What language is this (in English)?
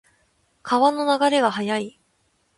Japanese